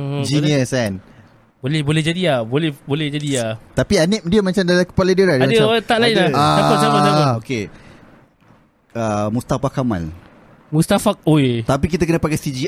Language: Malay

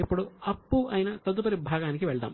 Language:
Telugu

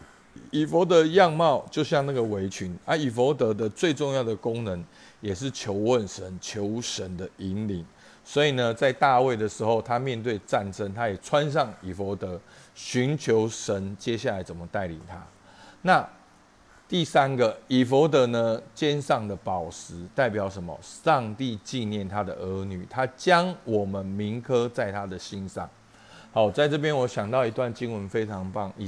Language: Chinese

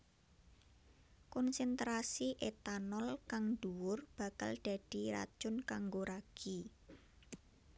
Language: Javanese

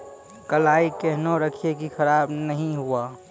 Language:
Maithili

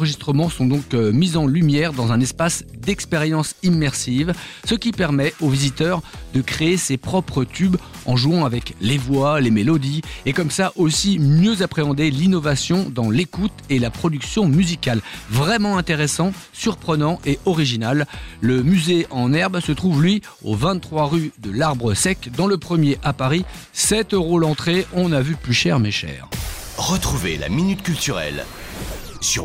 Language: French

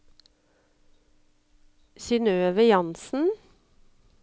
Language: Norwegian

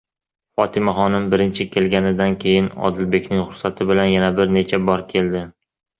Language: Uzbek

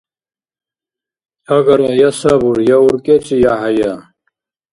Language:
Dargwa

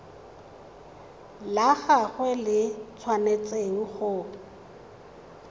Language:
Tswana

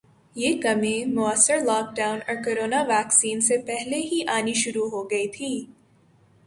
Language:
Urdu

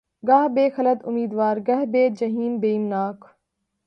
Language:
Urdu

